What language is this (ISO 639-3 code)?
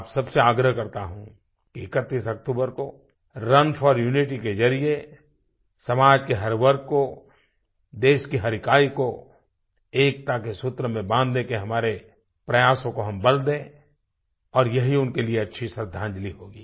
hin